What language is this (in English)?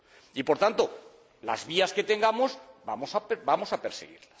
Spanish